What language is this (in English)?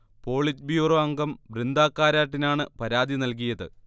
Malayalam